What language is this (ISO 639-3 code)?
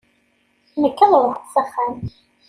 kab